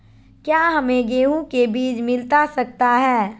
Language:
Magahi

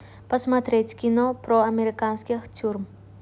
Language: Russian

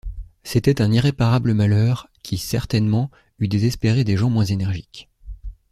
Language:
French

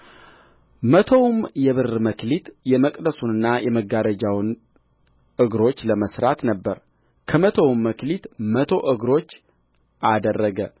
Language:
Amharic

